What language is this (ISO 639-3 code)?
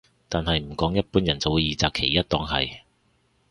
yue